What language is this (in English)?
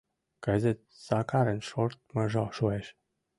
Mari